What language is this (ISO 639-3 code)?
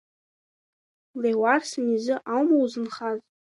abk